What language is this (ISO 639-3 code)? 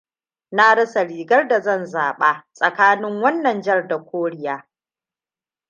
hau